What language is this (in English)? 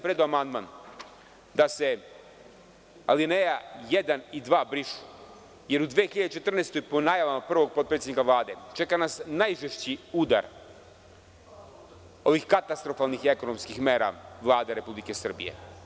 Serbian